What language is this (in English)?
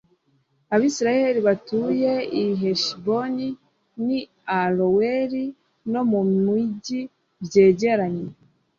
Kinyarwanda